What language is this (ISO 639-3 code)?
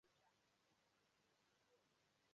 ibo